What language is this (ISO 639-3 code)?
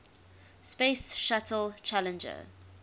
eng